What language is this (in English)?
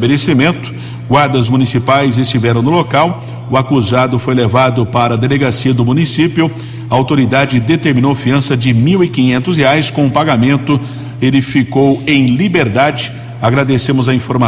Portuguese